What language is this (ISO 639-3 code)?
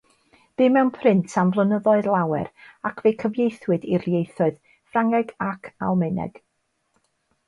cym